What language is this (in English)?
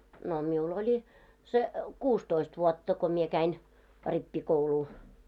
Finnish